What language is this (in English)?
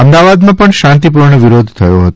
Gujarati